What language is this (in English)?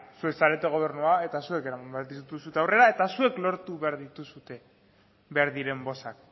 Basque